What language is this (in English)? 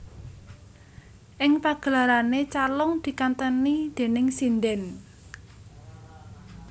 Javanese